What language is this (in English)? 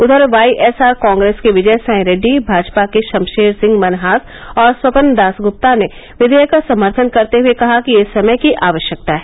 Hindi